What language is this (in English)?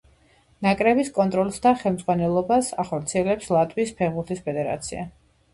Georgian